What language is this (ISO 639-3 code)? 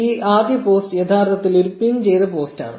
mal